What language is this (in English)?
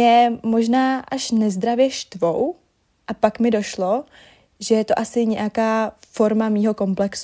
Czech